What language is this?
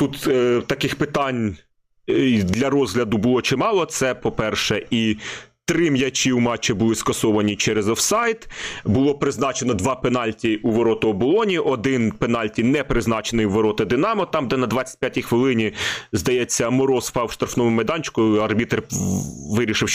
Ukrainian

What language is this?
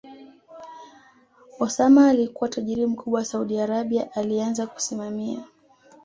Swahili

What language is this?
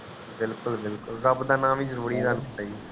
Punjabi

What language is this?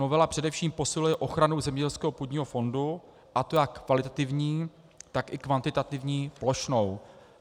Czech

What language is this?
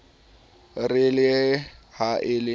Southern Sotho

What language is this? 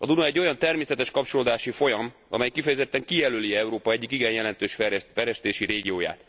Hungarian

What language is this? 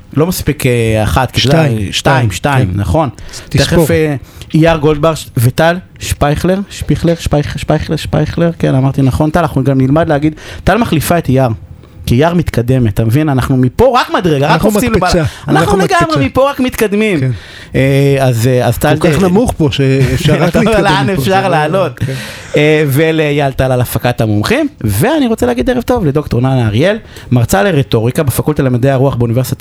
Hebrew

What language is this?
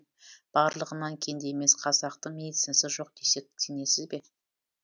Kazakh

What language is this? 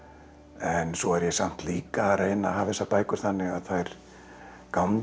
Icelandic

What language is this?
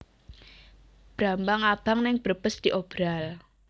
Javanese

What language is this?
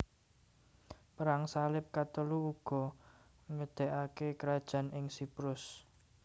Javanese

